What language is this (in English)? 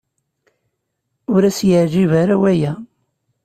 Kabyle